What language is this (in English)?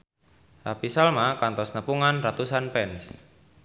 Sundanese